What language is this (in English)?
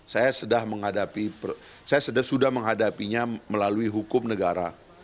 Indonesian